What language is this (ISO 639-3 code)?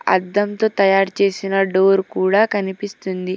tel